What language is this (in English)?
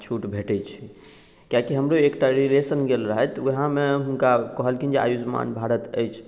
Maithili